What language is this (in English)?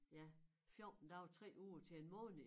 Danish